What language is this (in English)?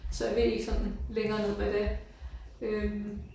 Danish